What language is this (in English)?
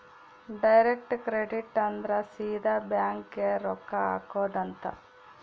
Kannada